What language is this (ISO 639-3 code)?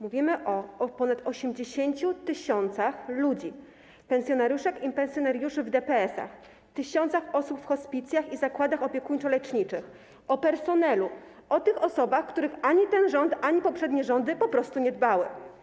pol